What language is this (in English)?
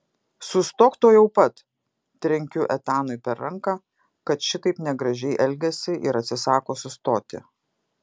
Lithuanian